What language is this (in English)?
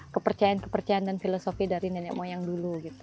Indonesian